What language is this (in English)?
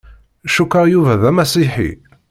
Kabyle